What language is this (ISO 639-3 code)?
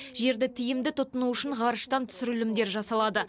kaz